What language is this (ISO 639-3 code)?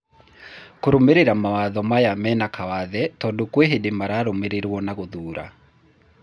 kik